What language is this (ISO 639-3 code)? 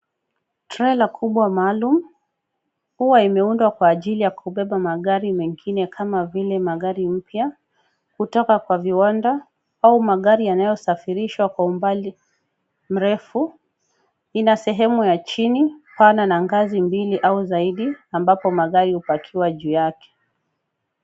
swa